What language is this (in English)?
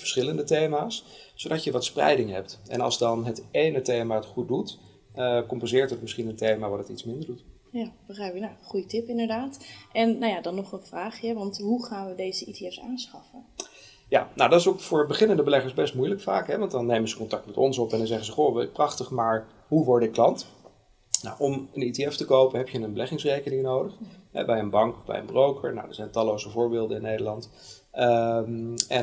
Dutch